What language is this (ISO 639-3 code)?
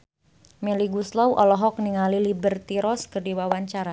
sun